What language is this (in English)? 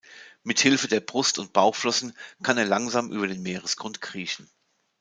German